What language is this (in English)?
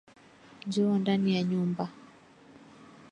Swahili